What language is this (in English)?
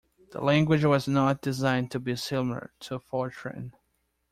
English